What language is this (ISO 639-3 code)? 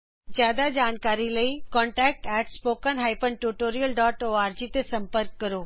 pan